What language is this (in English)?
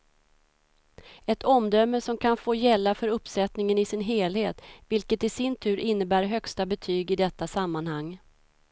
Swedish